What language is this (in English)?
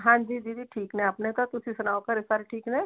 Punjabi